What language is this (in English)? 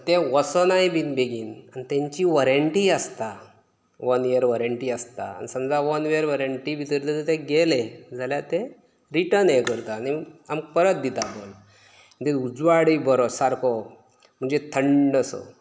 Konkani